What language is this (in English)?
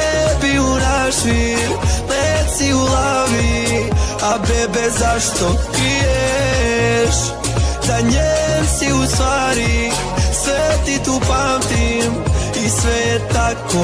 Bosnian